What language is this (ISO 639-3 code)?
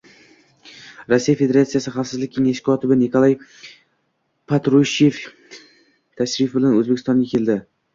uzb